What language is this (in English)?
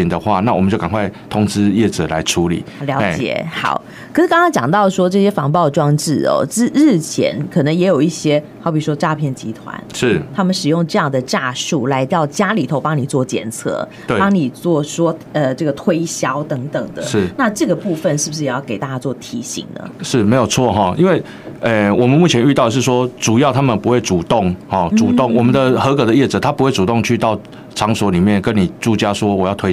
Chinese